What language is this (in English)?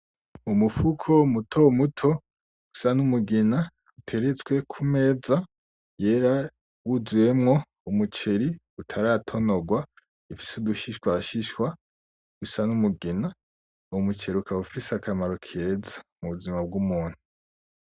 Rundi